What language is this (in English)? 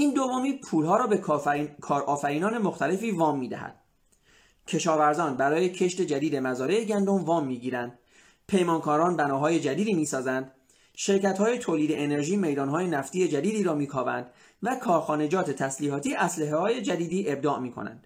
Persian